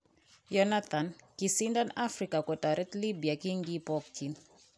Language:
Kalenjin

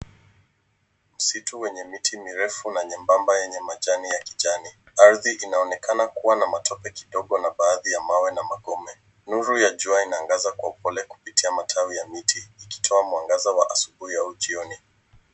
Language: Swahili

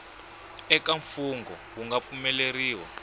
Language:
Tsonga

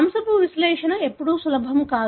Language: Telugu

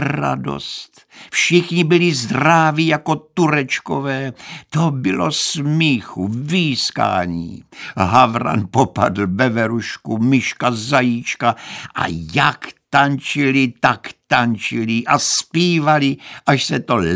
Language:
Czech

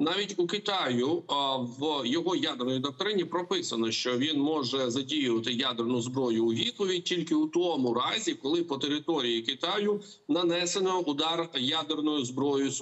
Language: Ukrainian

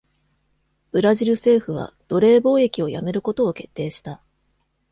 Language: Japanese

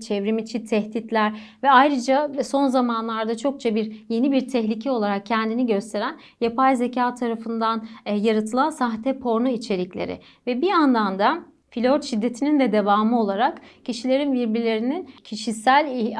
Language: Turkish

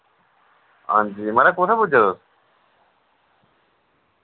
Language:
Dogri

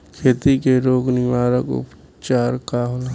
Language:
Bhojpuri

